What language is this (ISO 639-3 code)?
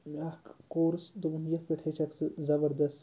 kas